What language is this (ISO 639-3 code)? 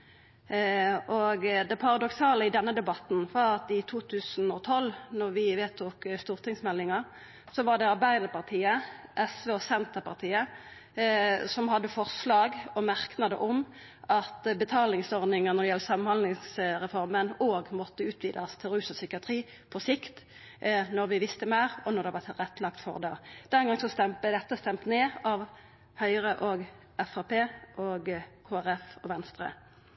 nno